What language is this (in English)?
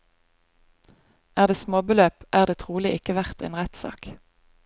Norwegian